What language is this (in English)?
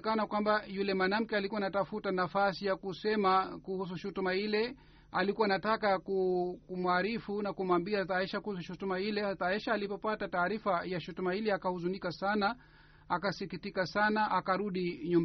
Swahili